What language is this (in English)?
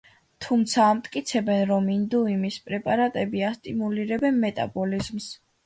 Georgian